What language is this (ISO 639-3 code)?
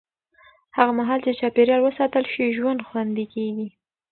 pus